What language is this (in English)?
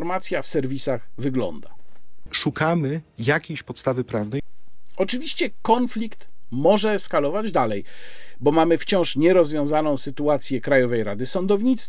Polish